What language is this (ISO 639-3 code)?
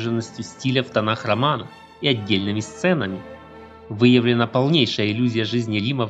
rus